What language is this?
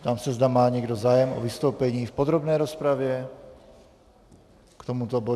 Czech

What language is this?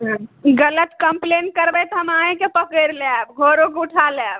Maithili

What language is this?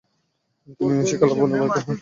Bangla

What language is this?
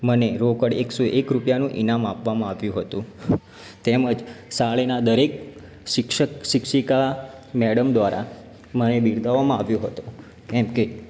Gujarati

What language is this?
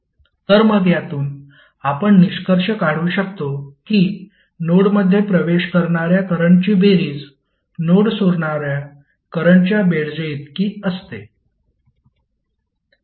Marathi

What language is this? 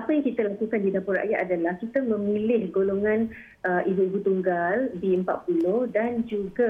Malay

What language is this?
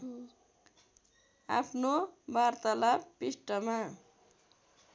Nepali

